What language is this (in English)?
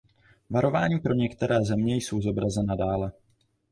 Czech